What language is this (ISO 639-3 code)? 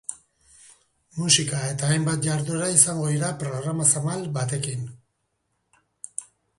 eus